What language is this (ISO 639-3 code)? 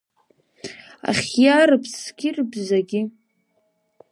abk